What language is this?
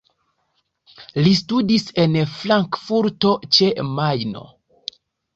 Esperanto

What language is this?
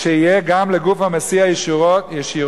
Hebrew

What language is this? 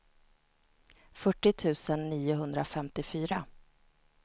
Swedish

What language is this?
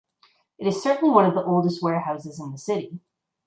English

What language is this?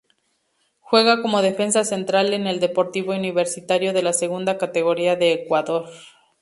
Spanish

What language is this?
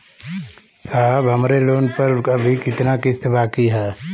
Bhojpuri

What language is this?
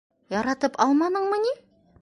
Bashkir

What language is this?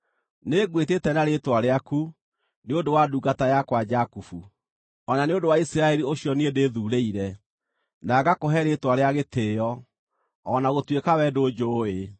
Kikuyu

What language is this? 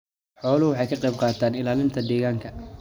Somali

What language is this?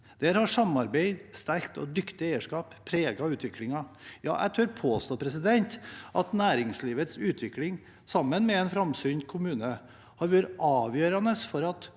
Norwegian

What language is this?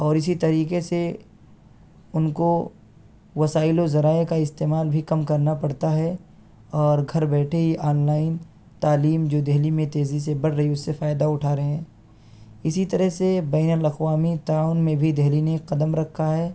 Urdu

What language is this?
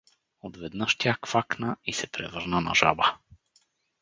Bulgarian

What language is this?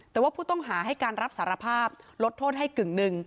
Thai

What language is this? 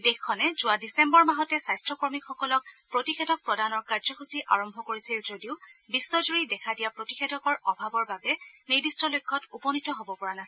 Assamese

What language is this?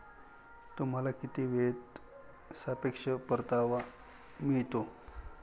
Marathi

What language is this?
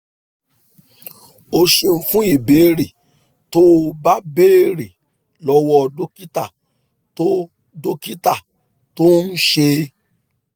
Yoruba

